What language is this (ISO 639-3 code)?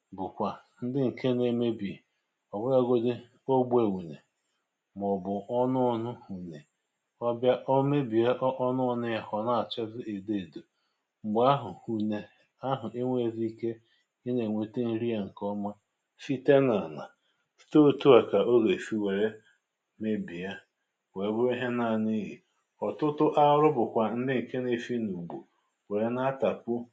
ibo